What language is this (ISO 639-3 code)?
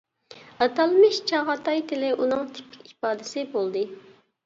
uig